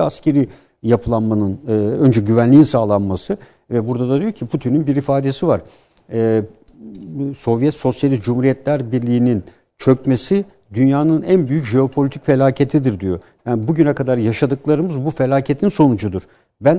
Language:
Turkish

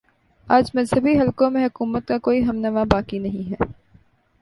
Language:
Urdu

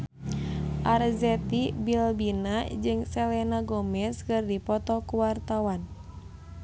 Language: Sundanese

